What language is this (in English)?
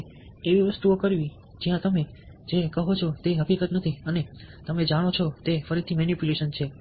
Gujarati